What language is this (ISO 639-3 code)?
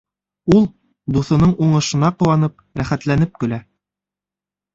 bak